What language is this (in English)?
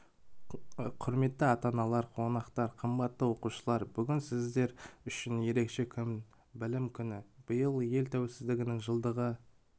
Kazakh